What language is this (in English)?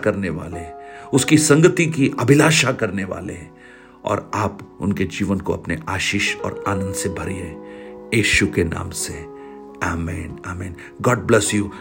Hindi